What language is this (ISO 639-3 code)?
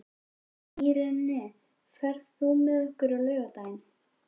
isl